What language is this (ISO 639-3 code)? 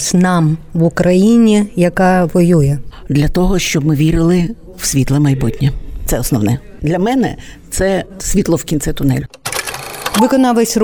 ukr